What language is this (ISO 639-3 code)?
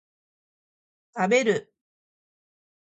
jpn